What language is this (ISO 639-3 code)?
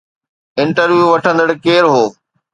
snd